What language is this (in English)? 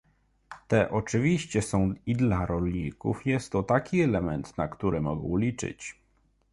Polish